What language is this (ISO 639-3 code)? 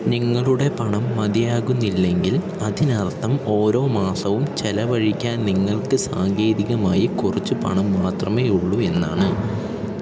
mal